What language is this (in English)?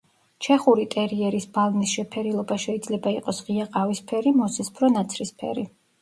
Georgian